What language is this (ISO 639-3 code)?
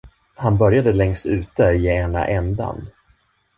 swe